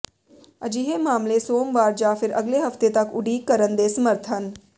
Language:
Punjabi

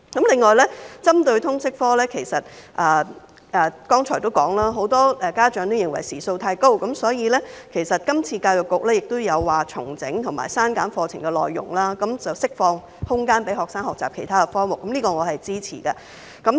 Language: Cantonese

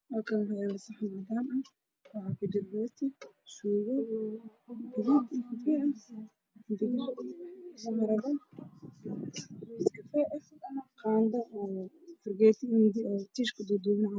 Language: Somali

